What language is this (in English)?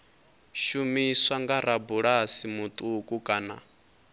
Venda